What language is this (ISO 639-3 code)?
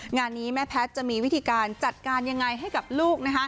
tha